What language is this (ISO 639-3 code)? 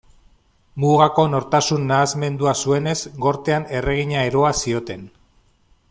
eus